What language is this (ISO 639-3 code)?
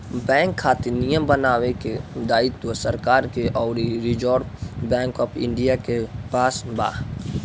bho